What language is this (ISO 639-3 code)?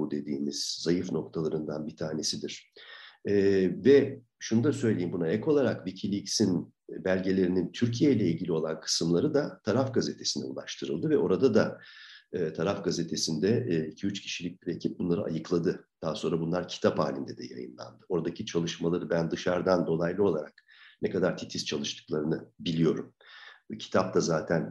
tur